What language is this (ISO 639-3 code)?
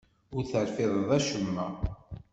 kab